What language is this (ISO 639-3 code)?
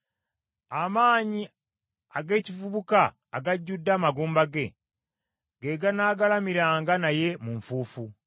lug